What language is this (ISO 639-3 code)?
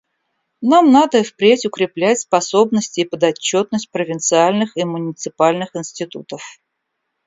rus